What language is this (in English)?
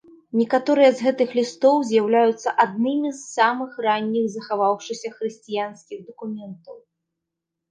Belarusian